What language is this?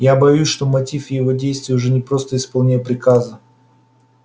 Russian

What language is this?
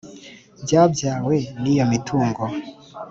Kinyarwanda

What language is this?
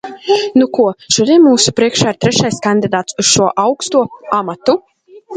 Latvian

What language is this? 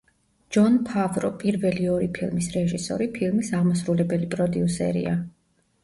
Georgian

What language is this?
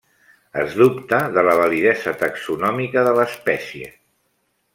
Catalan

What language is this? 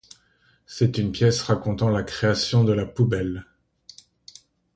French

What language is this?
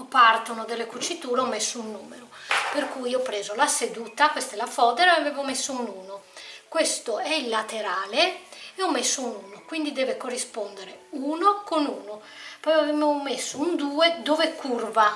Italian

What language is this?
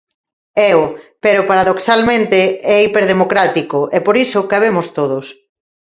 Galician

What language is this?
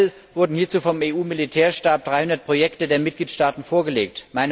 German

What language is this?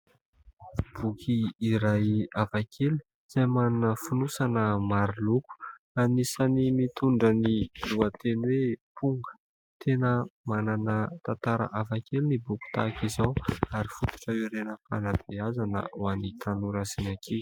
Malagasy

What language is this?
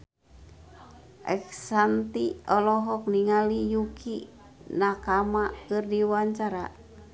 Sundanese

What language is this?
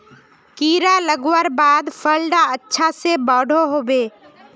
Magahi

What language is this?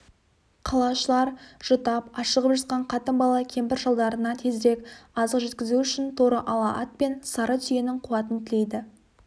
Kazakh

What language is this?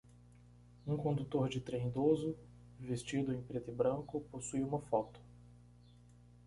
Portuguese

